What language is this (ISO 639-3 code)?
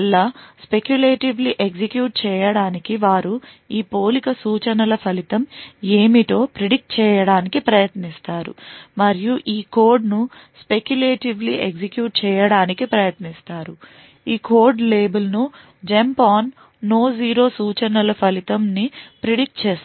tel